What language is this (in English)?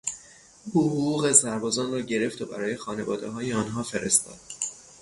Persian